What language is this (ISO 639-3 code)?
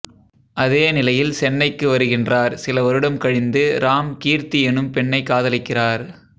tam